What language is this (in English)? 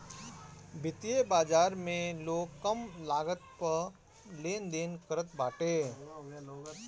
Bhojpuri